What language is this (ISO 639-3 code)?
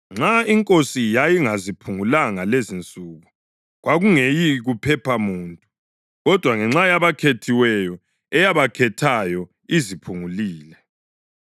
nde